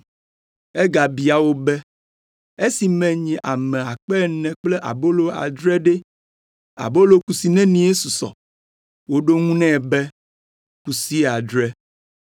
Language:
Ewe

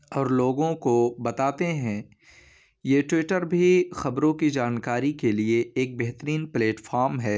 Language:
Urdu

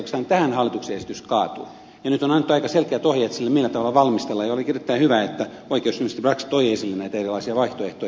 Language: Finnish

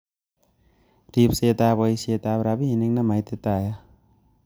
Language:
Kalenjin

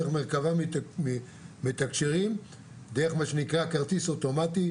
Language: Hebrew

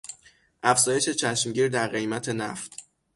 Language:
Persian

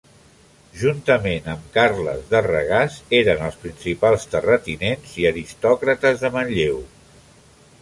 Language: Catalan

